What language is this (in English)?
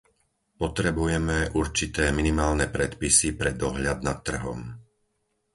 Slovak